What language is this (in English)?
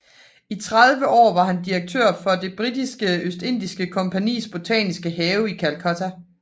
Danish